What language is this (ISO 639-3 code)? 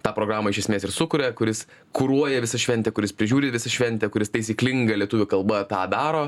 lit